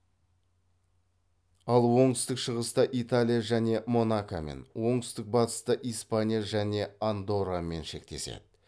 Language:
Kazakh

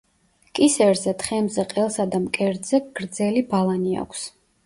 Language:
Georgian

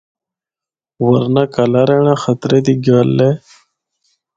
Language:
Northern Hindko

